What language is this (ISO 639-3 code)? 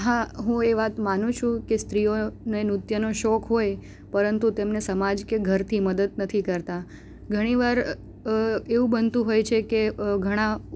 guj